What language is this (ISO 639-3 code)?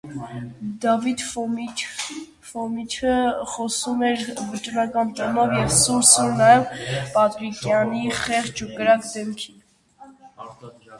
hye